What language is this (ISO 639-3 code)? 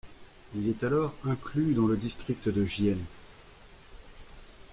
fra